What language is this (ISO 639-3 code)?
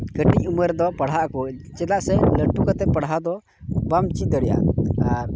sat